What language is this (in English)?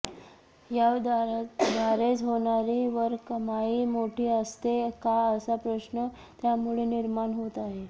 Marathi